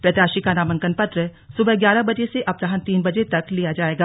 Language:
Hindi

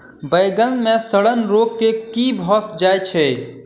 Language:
Maithili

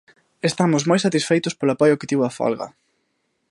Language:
Galician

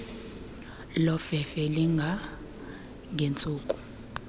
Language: Xhosa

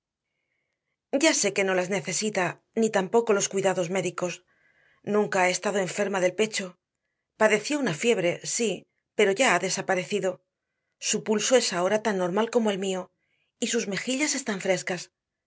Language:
Spanish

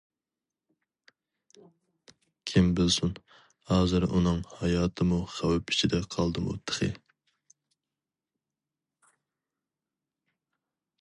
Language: Uyghur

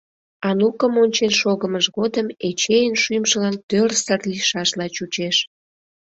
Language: Mari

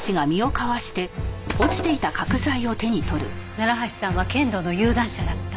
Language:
Japanese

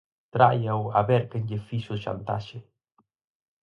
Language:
Galician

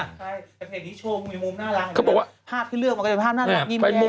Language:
Thai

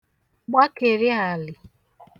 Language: Igbo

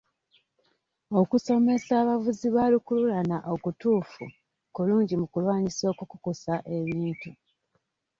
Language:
Ganda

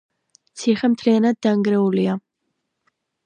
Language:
Georgian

